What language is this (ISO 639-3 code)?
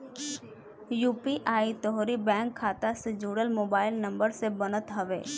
bho